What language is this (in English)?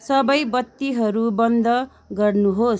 Nepali